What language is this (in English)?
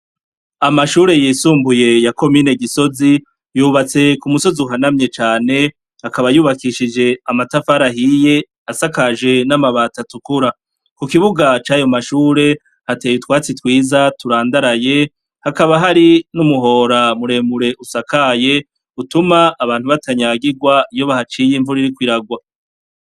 Rundi